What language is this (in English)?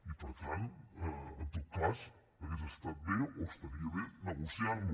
Catalan